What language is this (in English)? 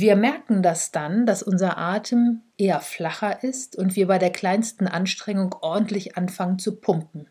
German